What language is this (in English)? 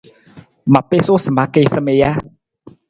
Nawdm